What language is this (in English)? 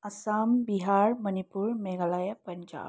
Nepali